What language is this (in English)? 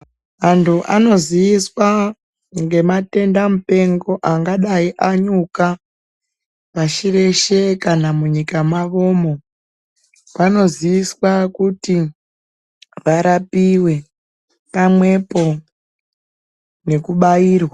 Ndau